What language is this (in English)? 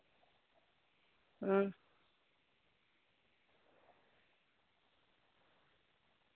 Dogri